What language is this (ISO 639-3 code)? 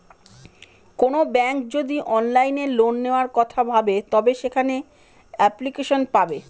ben